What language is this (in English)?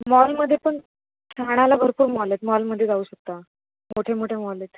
Marathi